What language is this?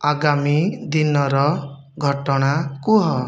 Odia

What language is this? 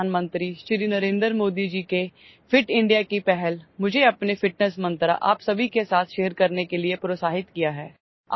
Odia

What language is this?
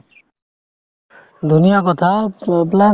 Assamese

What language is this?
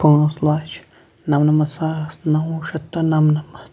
Kashmiri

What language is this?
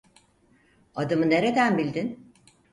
Turkish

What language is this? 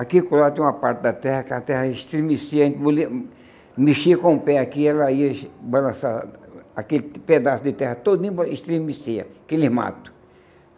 Portuguese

